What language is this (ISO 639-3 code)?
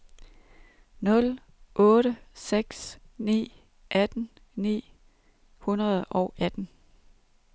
dan